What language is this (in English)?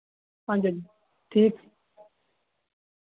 Dogri